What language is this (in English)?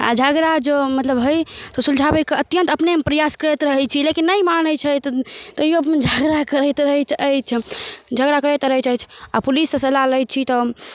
Maithili